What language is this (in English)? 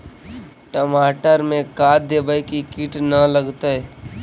Magahi